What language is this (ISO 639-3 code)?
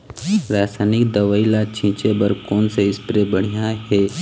hne